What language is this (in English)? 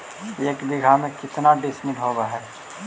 Magahi